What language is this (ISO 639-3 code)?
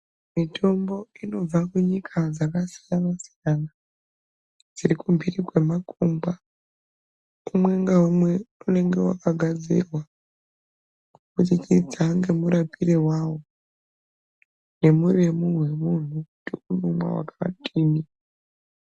ndc